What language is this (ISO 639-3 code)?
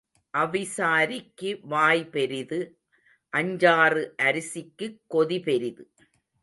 tam